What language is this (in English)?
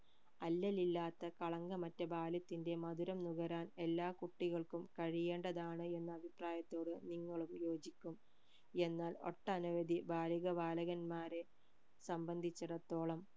Malayalam